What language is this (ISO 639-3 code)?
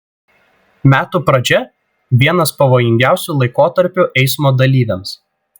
lit